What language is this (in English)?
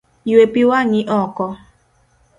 Luo (Kenya and Tanzania)